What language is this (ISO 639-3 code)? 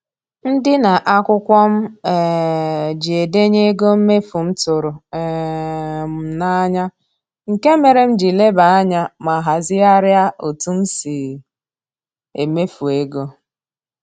ibo